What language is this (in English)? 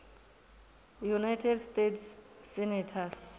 Venda